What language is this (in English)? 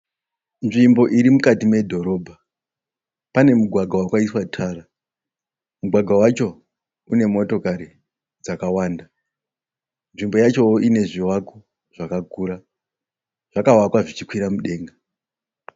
Shona